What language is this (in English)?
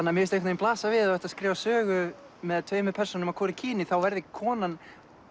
Icelandic